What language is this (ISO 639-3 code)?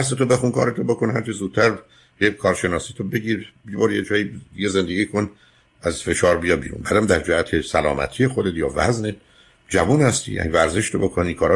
fas